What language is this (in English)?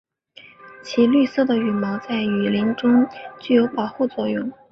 Chinese